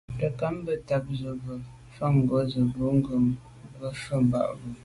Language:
Medumba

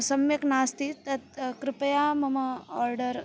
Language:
Sanskrit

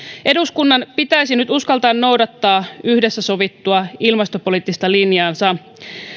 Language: Finnish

